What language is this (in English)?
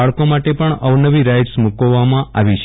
Gujarati